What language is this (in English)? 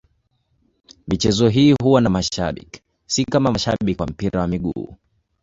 Swahili